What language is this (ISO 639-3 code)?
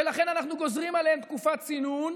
heb